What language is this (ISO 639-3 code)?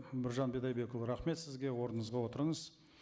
kaz